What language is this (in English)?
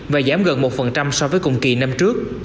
Vietnamese